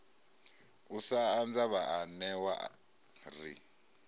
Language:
Venda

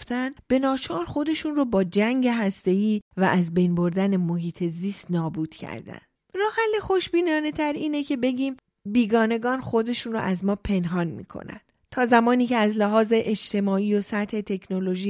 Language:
Persian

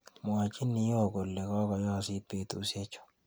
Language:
Kalenjin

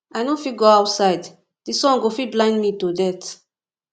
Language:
Nigerian Pidgin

